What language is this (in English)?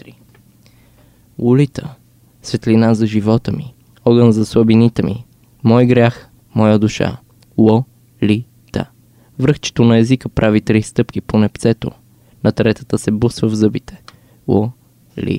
Bulgarian